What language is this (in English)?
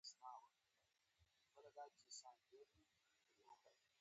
Pashto